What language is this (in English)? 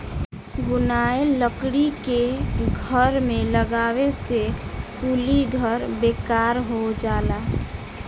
Bhojpuri